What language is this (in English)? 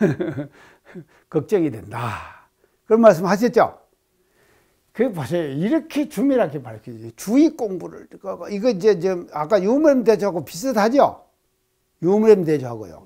Korean